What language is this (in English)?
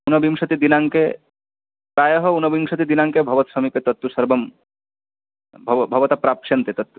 Sanskrit